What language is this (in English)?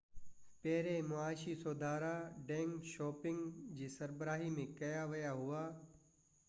Sindhi